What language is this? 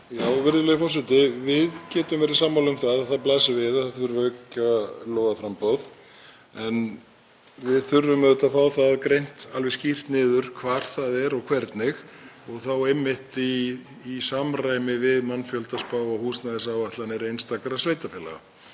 Icelandic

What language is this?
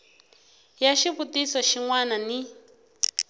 Tsonga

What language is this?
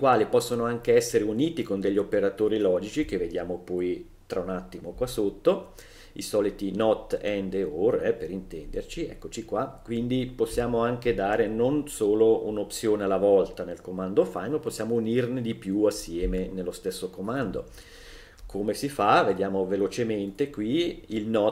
Italian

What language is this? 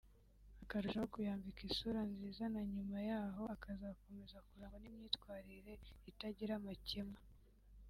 Kinyarwanda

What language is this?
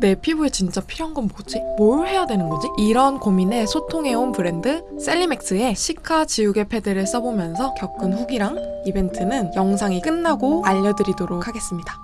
Korean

